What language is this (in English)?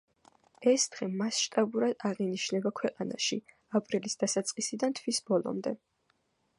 Georgian